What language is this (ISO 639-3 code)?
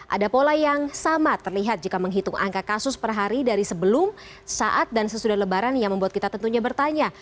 ind